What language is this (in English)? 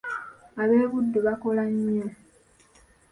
Ganda